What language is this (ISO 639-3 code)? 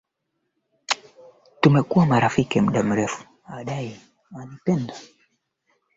swa